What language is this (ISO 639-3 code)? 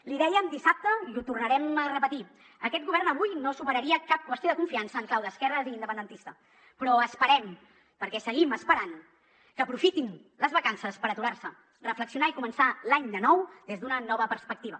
cat